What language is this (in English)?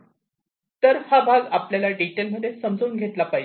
Marathi